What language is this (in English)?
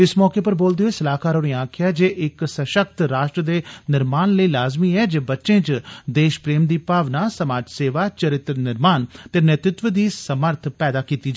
Dogri